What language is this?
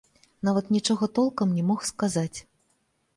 Belarusian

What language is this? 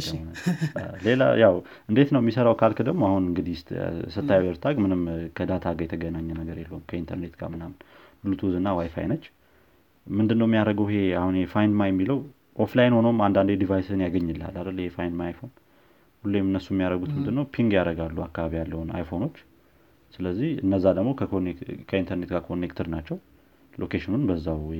Amharic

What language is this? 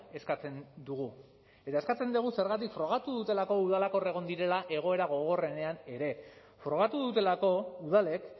Basque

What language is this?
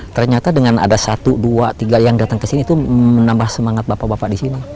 Indonesian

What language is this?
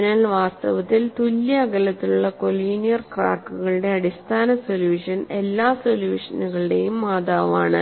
Malayalam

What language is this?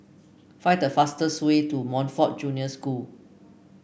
English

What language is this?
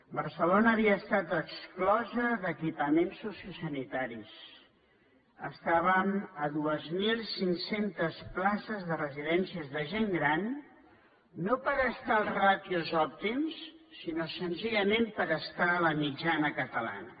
Catalan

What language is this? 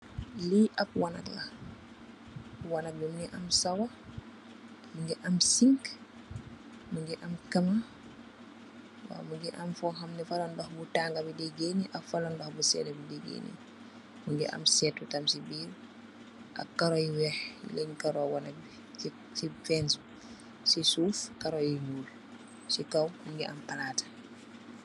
Wolof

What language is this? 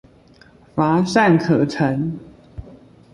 Chinese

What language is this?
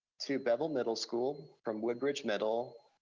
English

